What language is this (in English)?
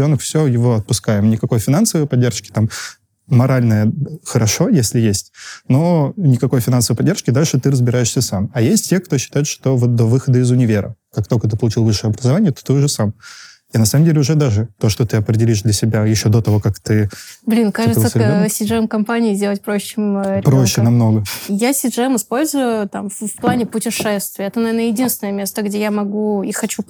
Russian